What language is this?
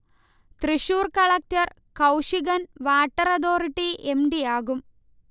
Malayalam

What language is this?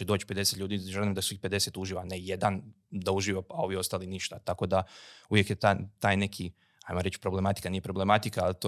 Croatian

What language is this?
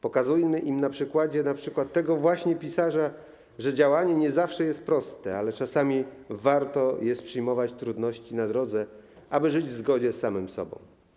Polish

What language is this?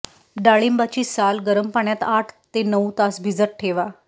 Marathi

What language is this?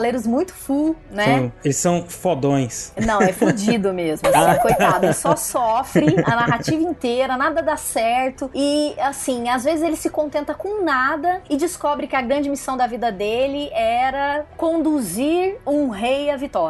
Portuguese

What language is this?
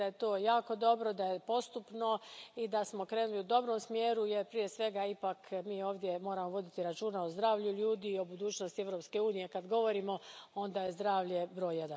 Croatian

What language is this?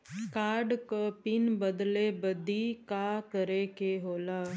Bhojpuri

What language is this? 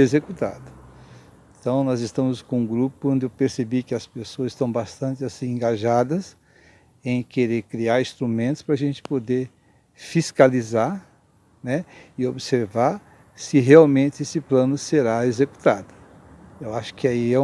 Portuguese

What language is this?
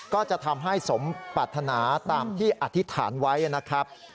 Thai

